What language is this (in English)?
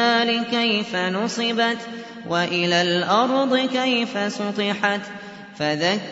Arabic